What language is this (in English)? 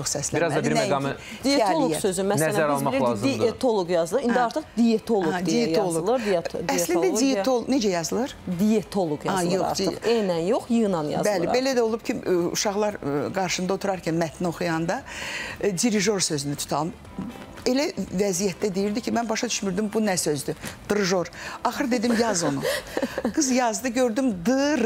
Turkish